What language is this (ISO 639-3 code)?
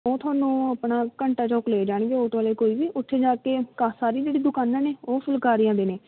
pan